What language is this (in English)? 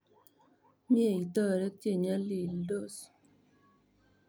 Kalenjin